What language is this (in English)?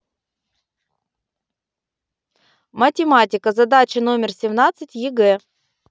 Russian